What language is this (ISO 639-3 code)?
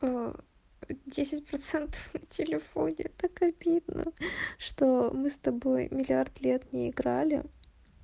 rus